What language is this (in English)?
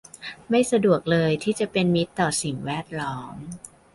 Thai